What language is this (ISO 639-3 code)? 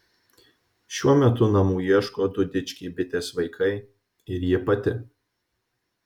lit